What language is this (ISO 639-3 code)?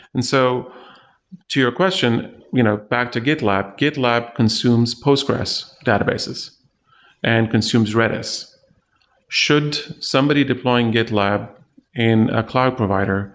eng